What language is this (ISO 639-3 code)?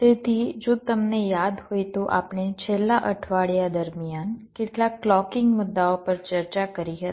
guj